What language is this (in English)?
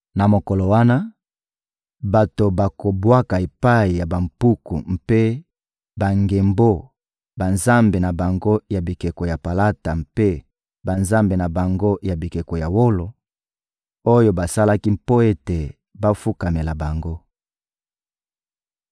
Lingala